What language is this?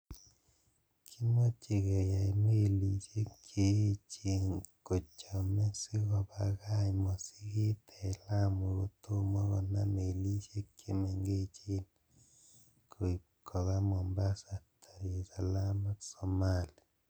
Kalenjin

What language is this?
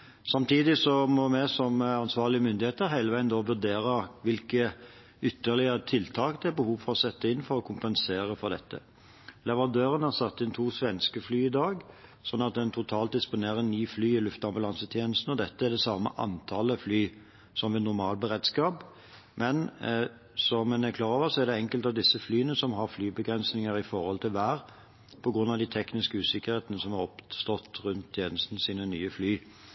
Norwegian Bokmål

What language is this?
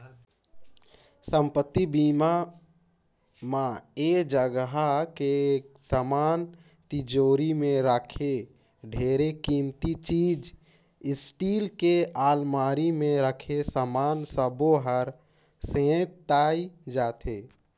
Chhattisgarhi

